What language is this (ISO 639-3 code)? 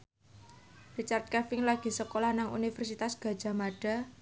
jav